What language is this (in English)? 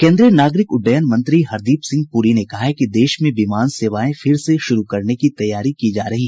Hindi